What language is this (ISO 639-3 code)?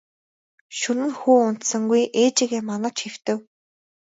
mon